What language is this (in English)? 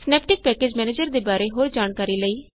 Punjabi